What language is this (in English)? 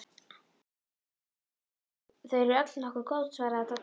Icelandic